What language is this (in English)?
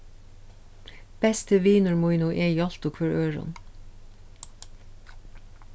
Faroese